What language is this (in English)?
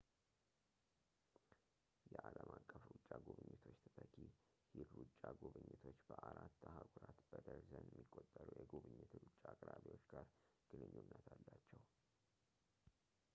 Amharic